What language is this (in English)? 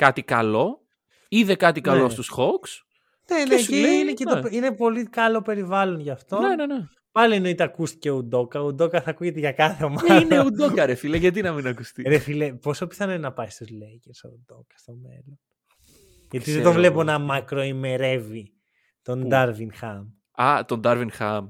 Greek